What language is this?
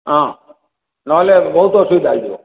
Odia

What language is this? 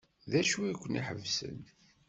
Kabyle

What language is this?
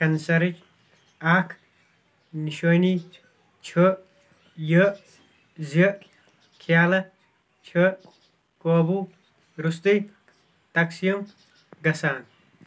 Kashmiri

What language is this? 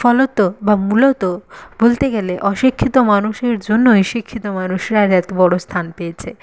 Bangla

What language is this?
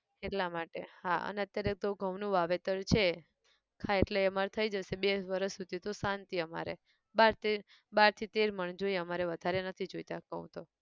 Gujarati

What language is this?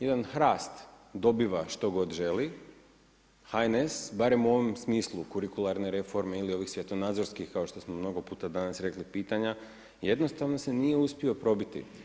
Croatian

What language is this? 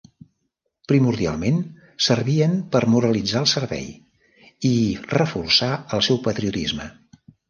Catalan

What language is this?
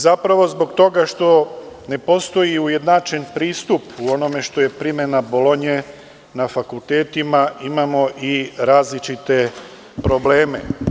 Serbian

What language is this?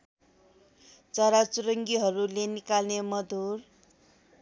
Nepali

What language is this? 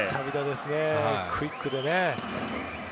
Japanese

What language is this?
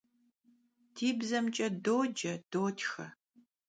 Kabardian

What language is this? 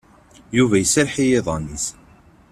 Kabyle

